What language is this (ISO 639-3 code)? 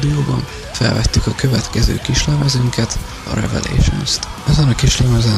hun